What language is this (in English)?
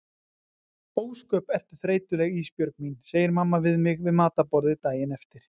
Icelandic